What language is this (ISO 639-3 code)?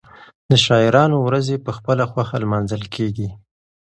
pus